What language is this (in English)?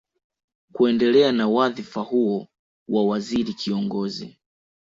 Swahili